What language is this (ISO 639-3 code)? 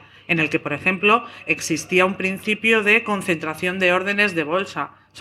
spa